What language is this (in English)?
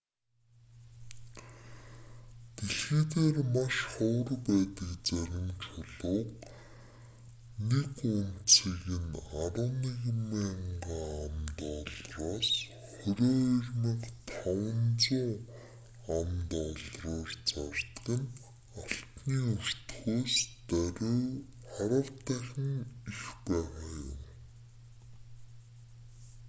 Mongolian